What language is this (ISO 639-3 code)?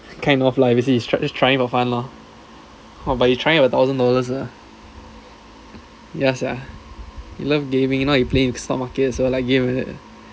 eng